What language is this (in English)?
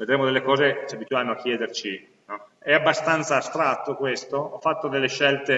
Italian